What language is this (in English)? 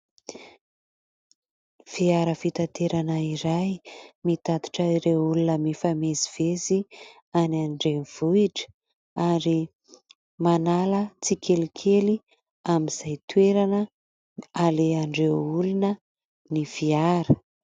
Malagasy